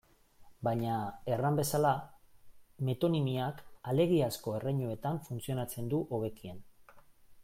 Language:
Basque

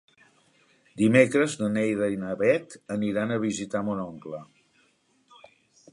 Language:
Catalan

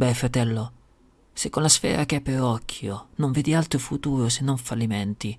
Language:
Italian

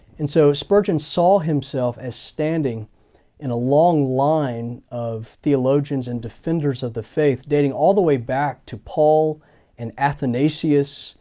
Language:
English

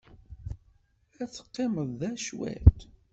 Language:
Kabyle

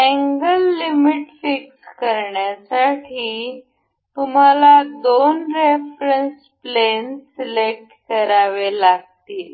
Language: Marathi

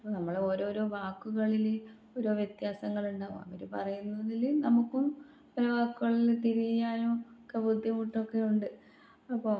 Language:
Malayalam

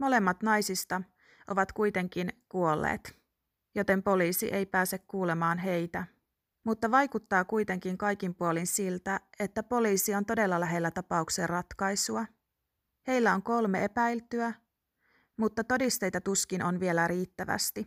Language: Finnish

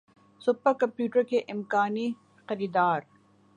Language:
Urdu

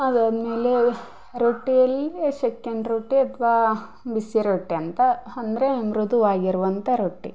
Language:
Kannada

